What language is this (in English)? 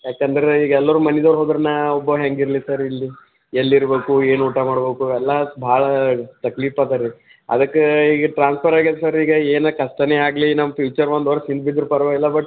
Kannada